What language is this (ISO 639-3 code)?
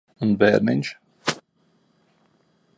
lav